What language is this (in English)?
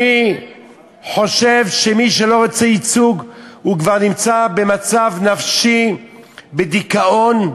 Hebrew